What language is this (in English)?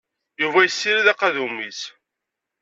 Kabyle